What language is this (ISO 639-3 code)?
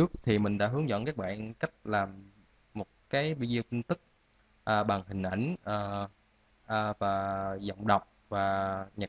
vie